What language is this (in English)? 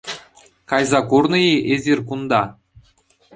Chuvash